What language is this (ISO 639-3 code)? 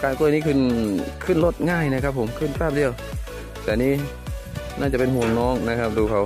tha